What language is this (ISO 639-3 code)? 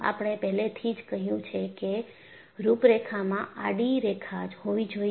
guj